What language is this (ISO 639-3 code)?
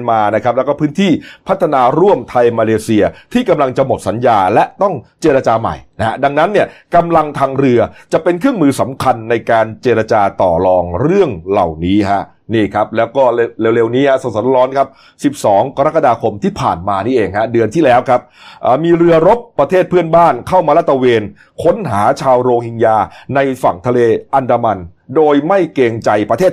tha